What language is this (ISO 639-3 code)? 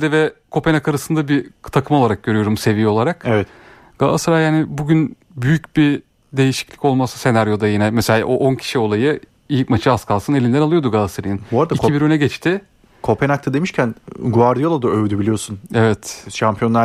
tur